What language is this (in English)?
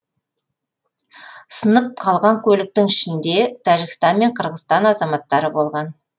Kazakh